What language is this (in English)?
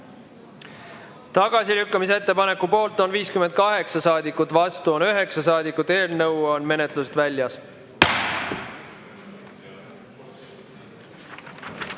Estonian